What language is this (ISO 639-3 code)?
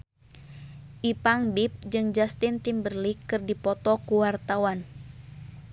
sun